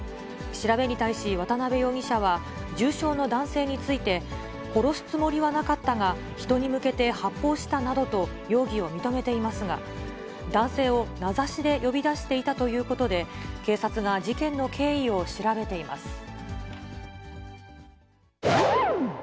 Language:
Japanese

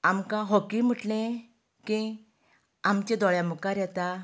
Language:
Konkani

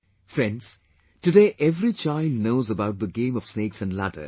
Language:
English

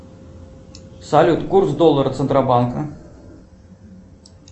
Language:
Russian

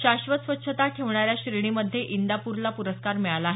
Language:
Marathi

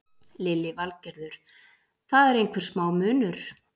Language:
Icelandic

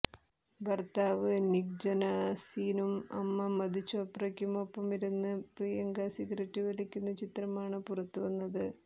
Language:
Malayalam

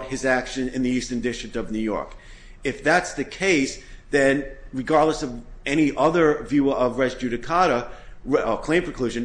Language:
English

